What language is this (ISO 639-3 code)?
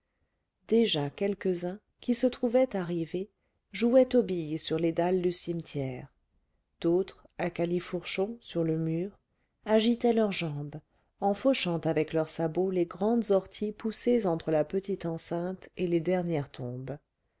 fra